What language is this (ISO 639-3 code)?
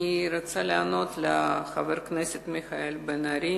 heb